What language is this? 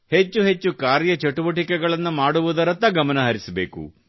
Kannada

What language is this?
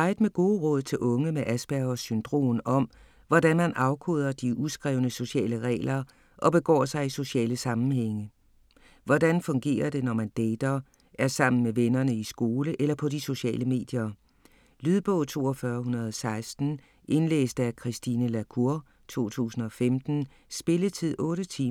Danish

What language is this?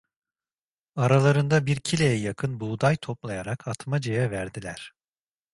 Turkish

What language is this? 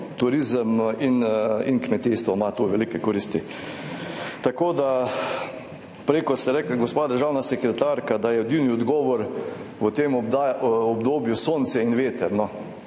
Slovenian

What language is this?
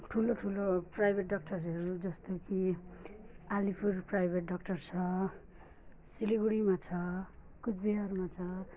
Nepali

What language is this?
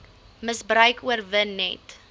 Afrikaans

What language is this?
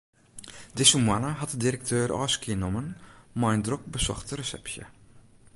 Western Frisian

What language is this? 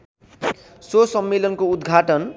Nepali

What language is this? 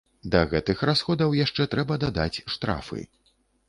Belarusian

